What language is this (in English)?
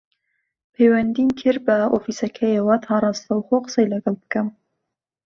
Central Kurdish